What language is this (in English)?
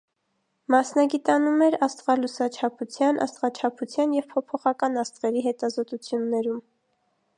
Armenian